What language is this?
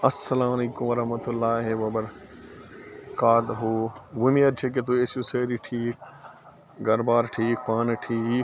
Kashmiri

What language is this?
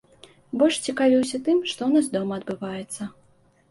Belarusian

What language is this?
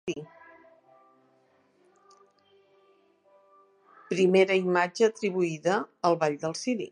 Catalan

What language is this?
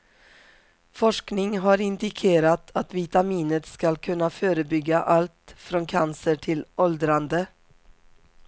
Swedish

